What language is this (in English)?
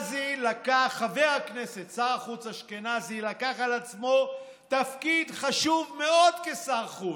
Hebrew